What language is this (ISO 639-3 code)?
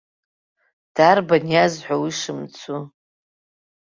abk